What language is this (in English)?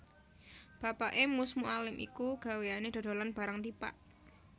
Javanese